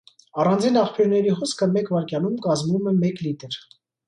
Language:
Armenian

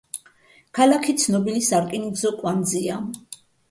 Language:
Georgian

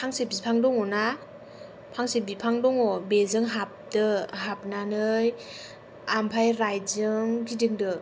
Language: Bodo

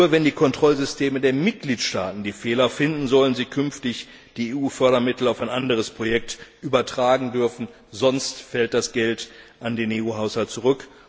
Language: German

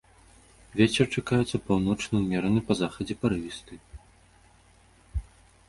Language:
Belarusian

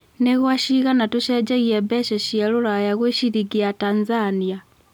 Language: Kikuyu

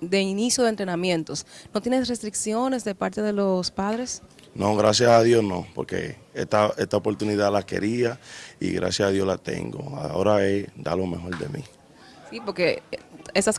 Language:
Spanish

